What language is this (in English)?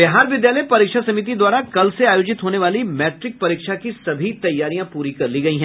Hindi